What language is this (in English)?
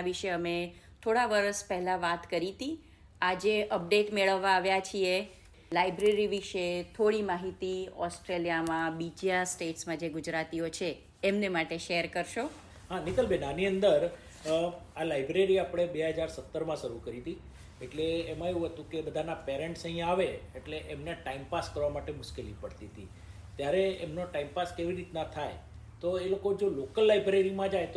Gujarati